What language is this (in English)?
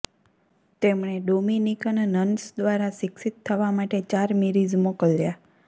Gujarati